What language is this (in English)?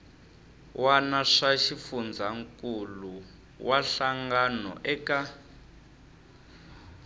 Tsonga